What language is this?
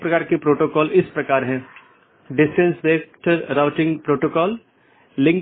Hindi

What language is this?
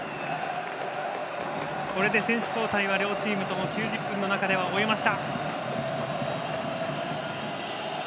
Japanese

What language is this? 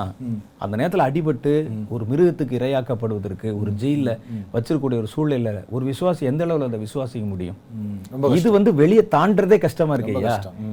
Tamil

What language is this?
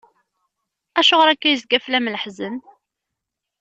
Kabyle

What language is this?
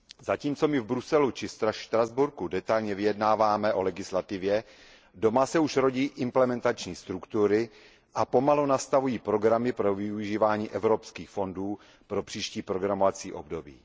Czech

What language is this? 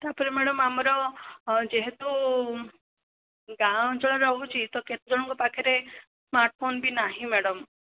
Odia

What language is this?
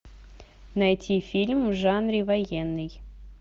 Russian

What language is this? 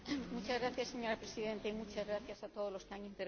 Spanish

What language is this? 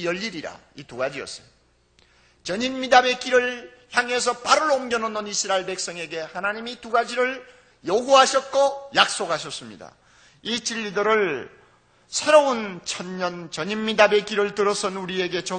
Korean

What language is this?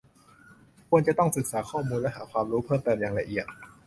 Thai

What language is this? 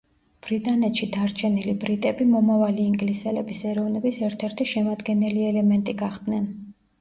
Georgian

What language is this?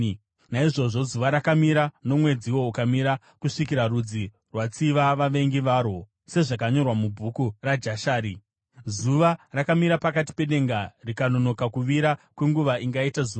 Shona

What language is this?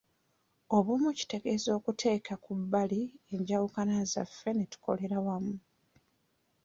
Ganda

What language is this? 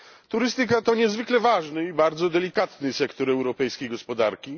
Polish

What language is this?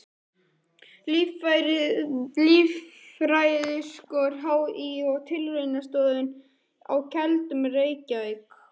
Icelandic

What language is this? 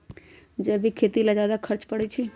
Magahi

